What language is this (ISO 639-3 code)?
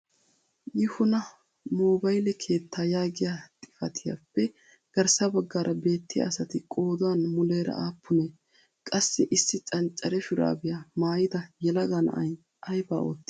wal